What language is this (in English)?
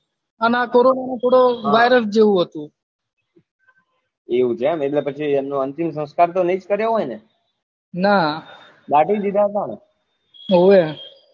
Gujarati